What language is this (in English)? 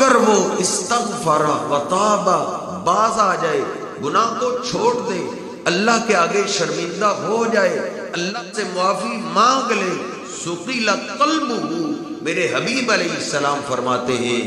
Arabic